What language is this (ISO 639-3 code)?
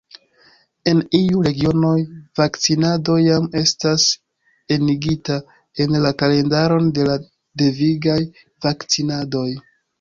epo